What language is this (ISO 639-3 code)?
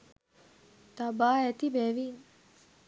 sin